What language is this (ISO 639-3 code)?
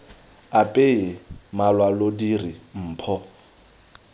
tsn